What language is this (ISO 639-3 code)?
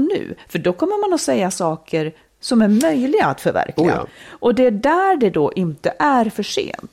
swe